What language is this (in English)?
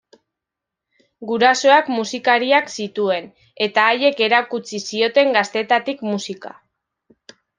Basque